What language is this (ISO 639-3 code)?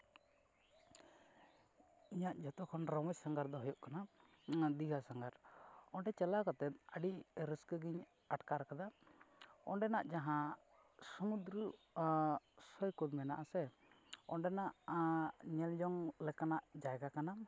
sat